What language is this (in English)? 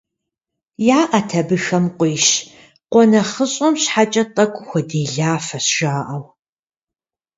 Kabardian